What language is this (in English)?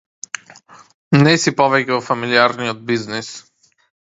Macedonian